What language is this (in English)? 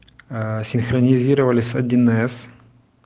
Russian